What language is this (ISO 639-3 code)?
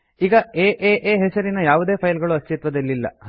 kan